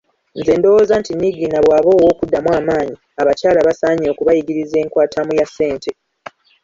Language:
Ganda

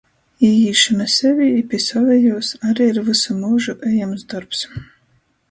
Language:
Latgalian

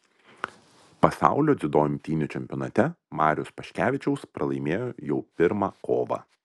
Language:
Lithuanian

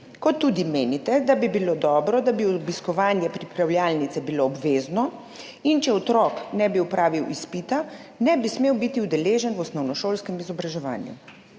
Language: Slovenian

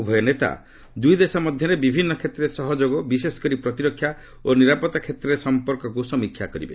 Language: Odia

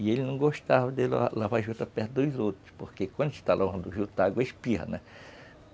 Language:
Portuguese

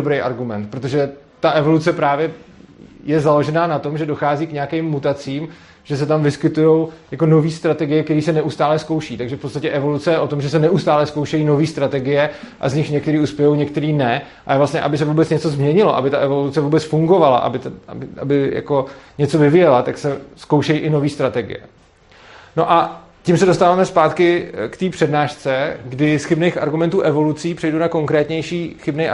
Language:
Czech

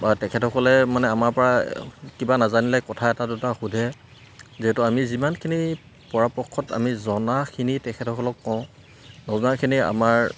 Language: Assamese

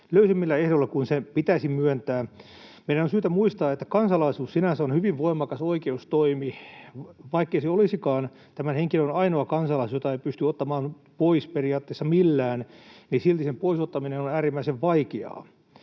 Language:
Finnish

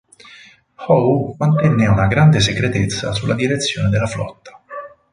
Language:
Italian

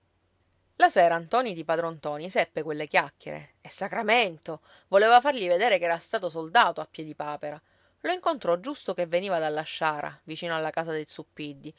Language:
Italian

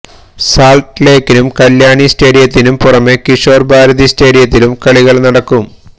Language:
Malayalam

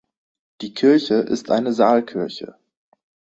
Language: German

